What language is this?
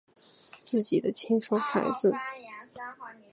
Chinese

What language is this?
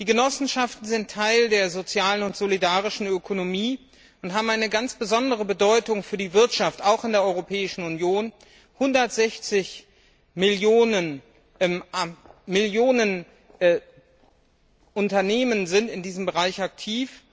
German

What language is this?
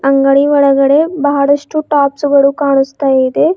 Kannada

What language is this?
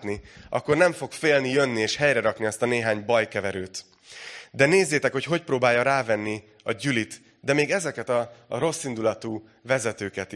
Hungarian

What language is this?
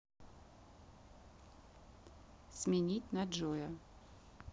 Russian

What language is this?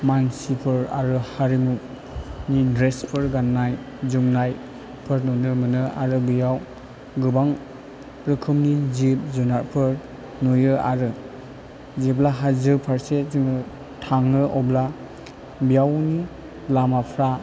Bodo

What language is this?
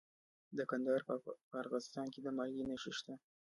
Pashto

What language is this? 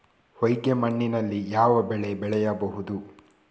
Kannada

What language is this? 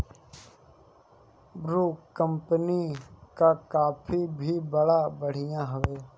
Bhojpuri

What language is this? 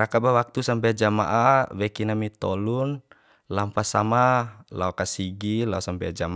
Bima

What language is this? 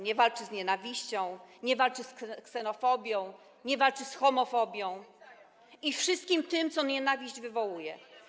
Polish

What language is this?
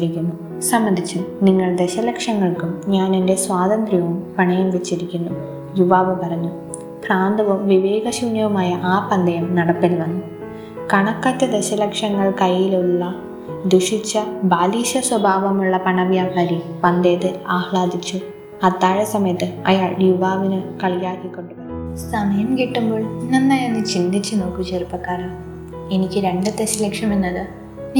Malayalam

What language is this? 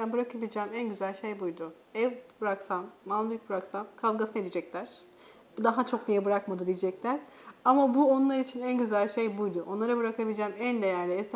Turkish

